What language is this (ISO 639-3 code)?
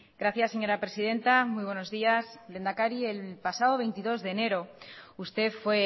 spa